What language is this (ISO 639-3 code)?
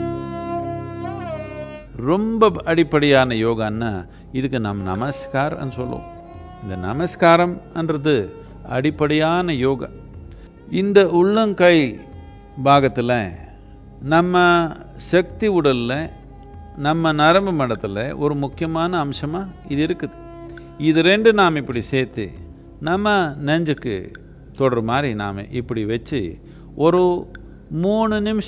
tam